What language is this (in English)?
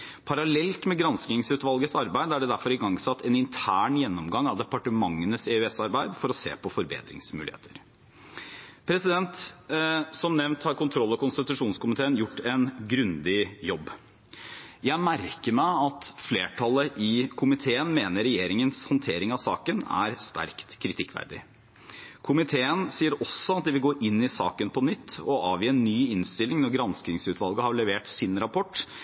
Norwegian Bokmål